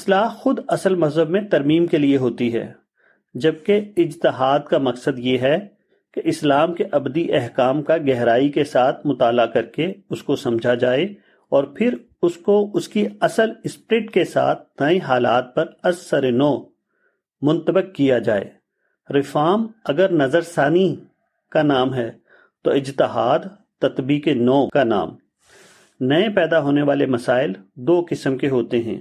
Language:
Urdu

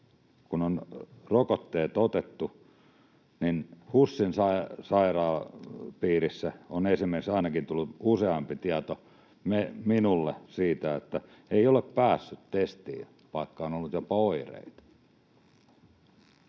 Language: Finnish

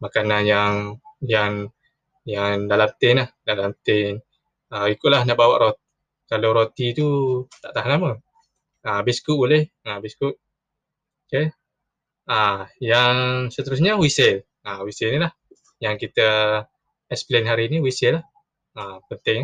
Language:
Malay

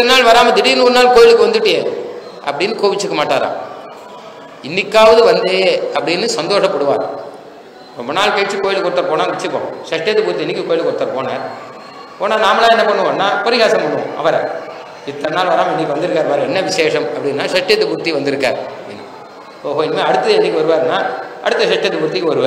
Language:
Tamil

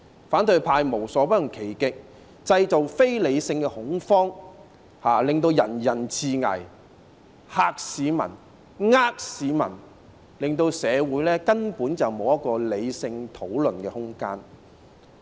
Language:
Cantonese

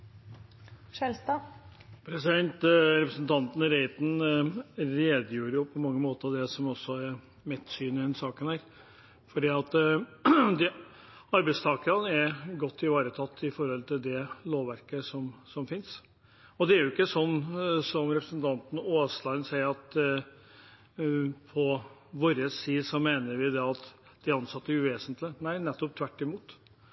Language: Norwegian Bokmål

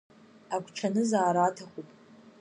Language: Abkhazian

